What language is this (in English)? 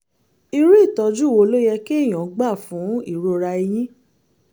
Yoruba